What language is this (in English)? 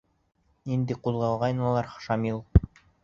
Bashkir